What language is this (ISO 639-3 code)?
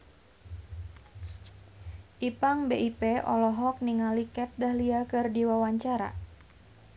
sun